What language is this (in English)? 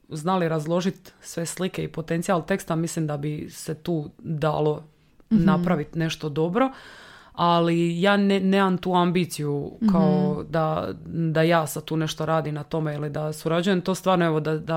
Croatian